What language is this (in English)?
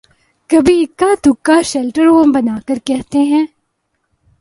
Urdu